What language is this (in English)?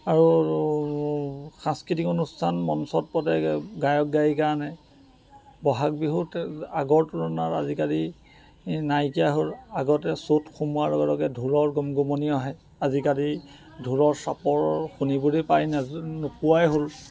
Assamese